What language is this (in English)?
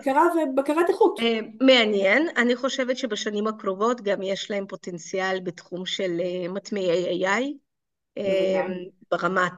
Hebrew